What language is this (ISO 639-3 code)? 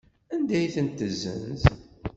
kab